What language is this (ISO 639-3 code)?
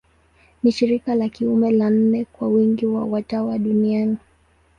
swa